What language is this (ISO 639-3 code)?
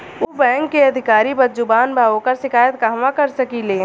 bho